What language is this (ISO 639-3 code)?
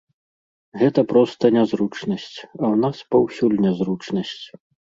bel